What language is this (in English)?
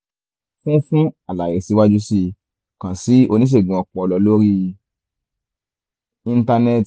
Yoruba